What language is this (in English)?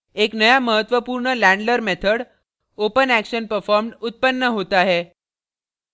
Hindi